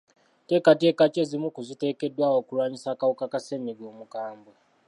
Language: Ganda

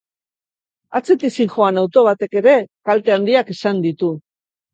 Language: Basque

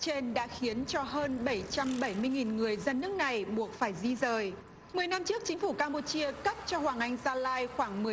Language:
Vietnamese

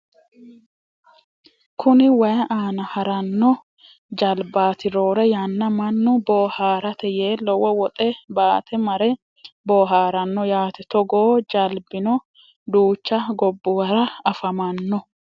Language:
Sidamo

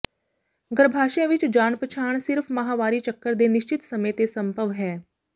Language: Punjabi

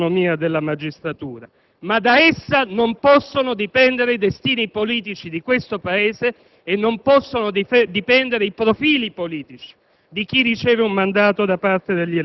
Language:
Italian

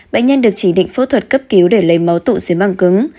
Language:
Vietnamese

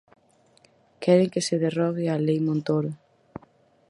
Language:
Galician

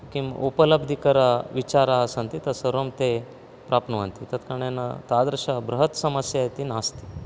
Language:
Sanskrit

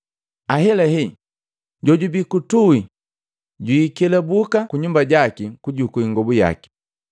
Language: Matengo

